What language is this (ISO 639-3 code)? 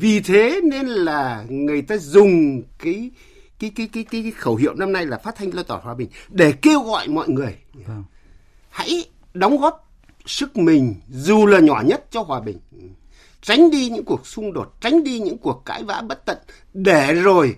vie